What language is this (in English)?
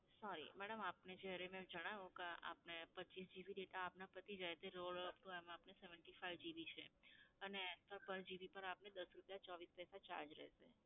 Gujarati